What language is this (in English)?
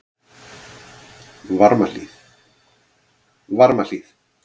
Icelandic